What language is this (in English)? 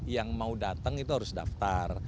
Indonesian